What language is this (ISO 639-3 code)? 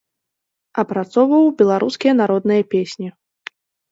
bel